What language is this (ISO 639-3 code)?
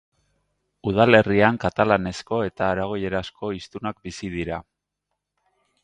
eus